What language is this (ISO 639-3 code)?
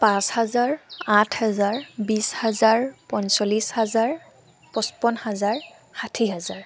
asm